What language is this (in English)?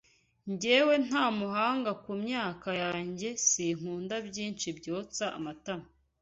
Kinyarwanda